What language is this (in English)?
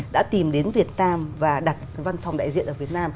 Vietnamese